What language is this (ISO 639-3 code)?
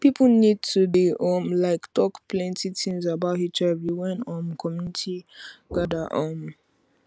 pcm